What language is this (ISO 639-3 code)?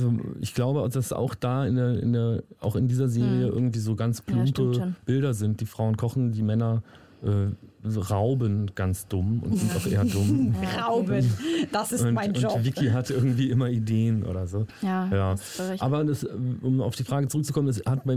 deu